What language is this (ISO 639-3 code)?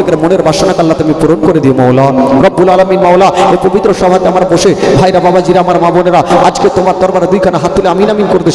ben